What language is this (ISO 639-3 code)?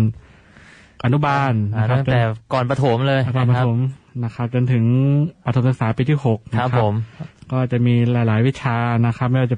tha